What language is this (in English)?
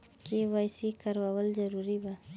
Bhojpuri